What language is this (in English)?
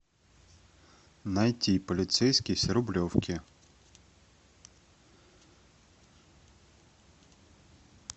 Russian